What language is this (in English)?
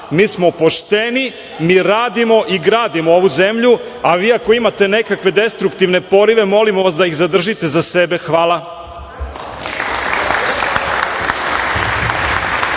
Serbian